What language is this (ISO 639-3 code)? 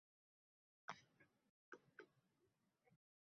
uzb